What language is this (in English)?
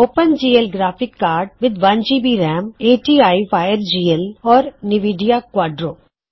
Punjabi